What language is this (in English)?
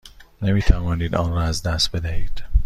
Persian